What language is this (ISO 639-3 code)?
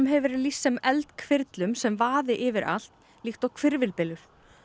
isl